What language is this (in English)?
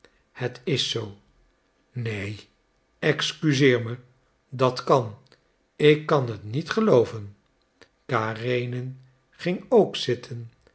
Dutch